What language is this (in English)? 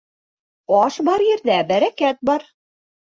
Bashkir